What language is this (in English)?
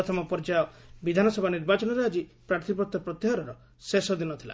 Odia